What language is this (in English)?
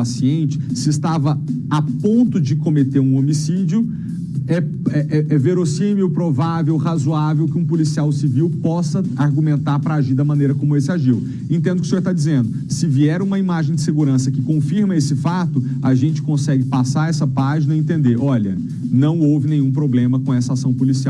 Portuguese